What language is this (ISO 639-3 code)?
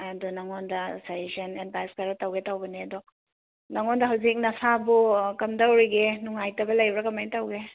mni